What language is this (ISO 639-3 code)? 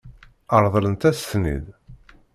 kab